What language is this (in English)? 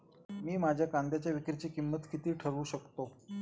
Marathi